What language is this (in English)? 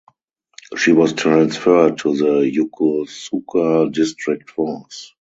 English